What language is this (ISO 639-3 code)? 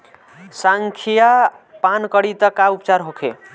bho